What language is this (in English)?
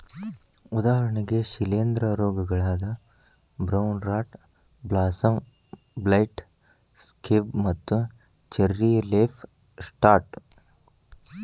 Kannada